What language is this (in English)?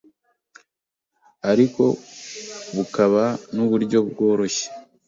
Kinyarwanda